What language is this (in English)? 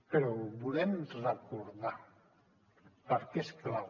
Catalan